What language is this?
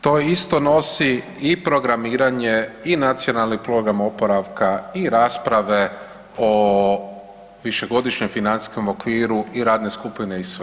Croatian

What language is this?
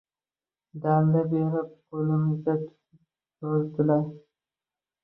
Uzbek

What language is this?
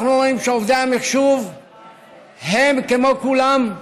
Hebrew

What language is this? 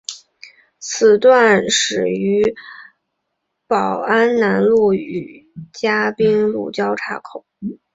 Chinese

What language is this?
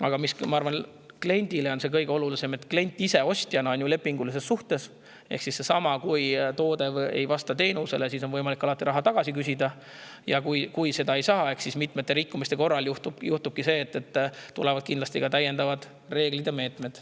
Estonian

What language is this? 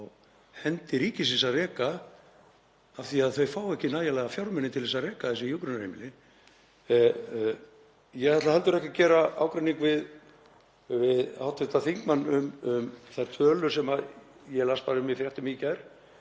Icelandic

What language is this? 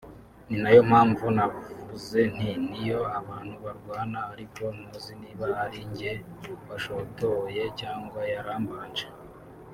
Kinyarwanda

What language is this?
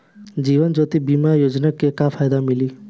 Bhojpuri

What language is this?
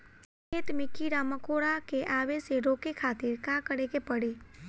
Bhojpuri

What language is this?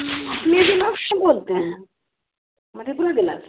Hindi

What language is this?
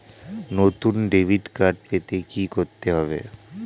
Bangla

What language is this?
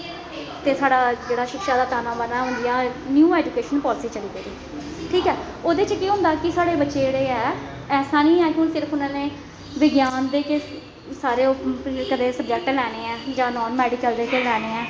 Dogri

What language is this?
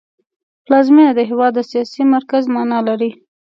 Pashto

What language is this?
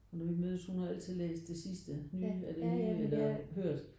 Danish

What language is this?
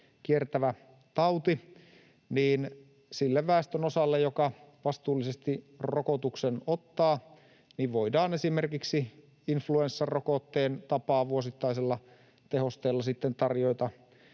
Finnish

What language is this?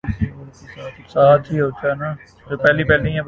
Urdu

